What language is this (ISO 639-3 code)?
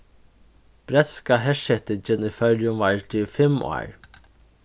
fao